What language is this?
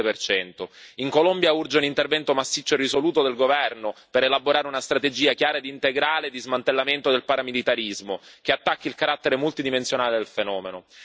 Italian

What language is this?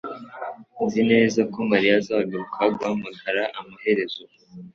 Kinyarwanda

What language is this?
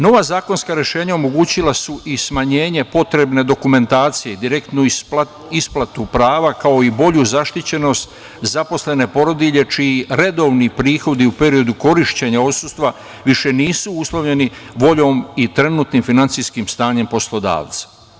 Serbian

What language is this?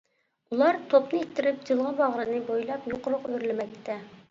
Uyghur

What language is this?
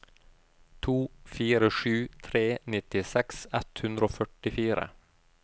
Norwegian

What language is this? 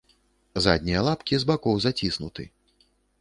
Belarusian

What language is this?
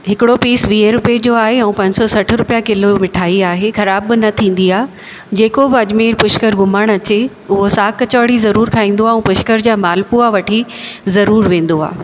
Sindhi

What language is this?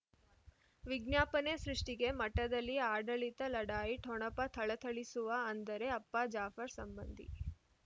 Kannada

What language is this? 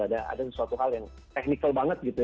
Indonesian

